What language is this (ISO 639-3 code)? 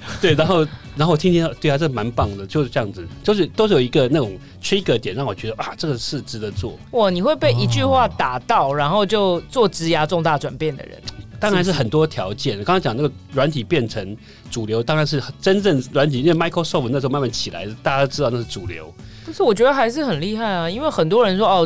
zho